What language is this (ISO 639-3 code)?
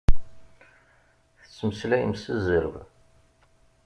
kab